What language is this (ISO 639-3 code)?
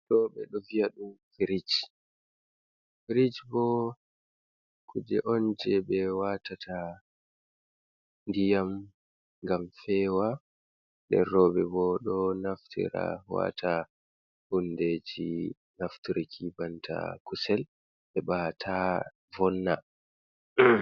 ful